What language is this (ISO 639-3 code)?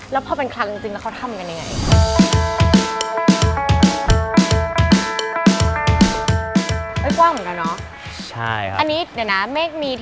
tha